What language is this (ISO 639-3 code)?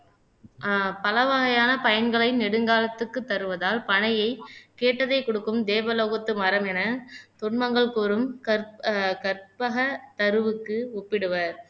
tam